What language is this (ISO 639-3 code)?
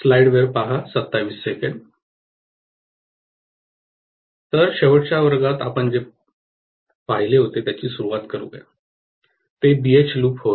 mar